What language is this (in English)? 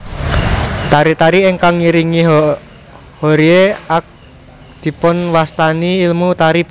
Javanese